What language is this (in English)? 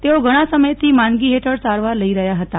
Gujarati